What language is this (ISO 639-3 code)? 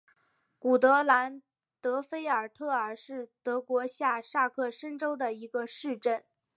zho